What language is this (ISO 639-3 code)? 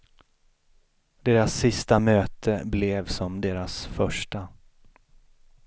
swe